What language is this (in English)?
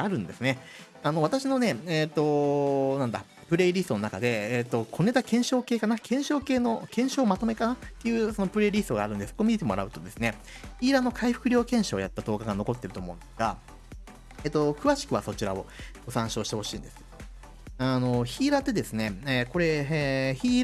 Japanese